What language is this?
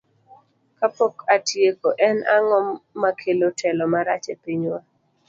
Luo (Kenya and Tanzania)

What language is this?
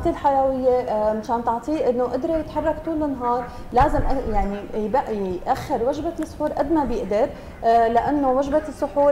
Arabic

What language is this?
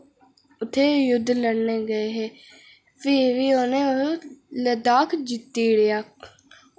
Dogri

